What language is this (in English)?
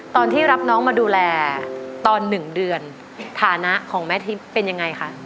Thai